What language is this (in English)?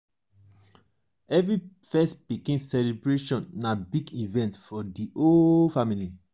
Nigerian Pidgin